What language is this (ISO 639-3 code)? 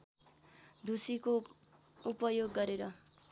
nep